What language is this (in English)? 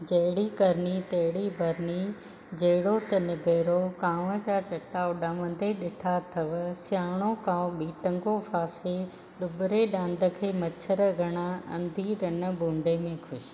Sindhi